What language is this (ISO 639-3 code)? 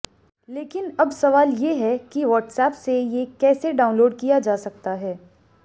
hin